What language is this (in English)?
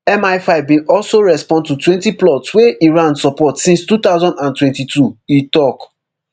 Nigerian Pidgin